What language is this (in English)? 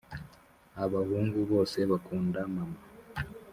Kinyarwanda